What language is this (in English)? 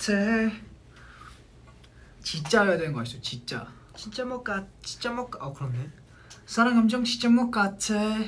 Korean